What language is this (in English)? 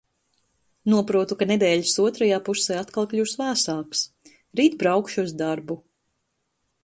Latvian